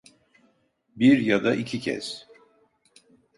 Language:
Turkish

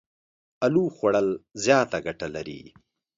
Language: Pashto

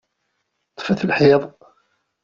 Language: Kabyle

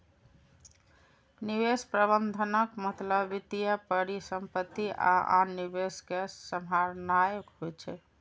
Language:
Maithili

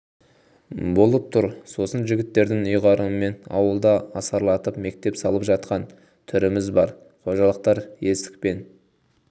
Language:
Kazakh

